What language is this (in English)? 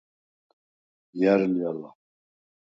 Svan